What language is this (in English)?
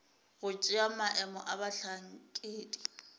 Northern Sotho